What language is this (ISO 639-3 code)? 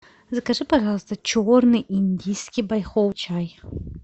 rus